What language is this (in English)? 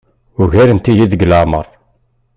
Kabyle